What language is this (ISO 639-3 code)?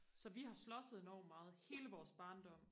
dan